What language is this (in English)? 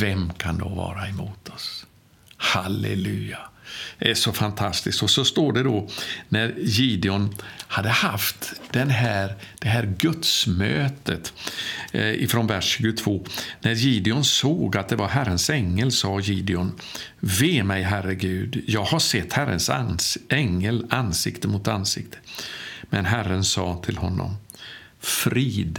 Swedish